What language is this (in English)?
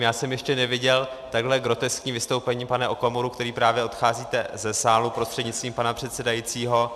Czech